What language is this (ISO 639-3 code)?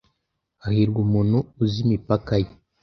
kin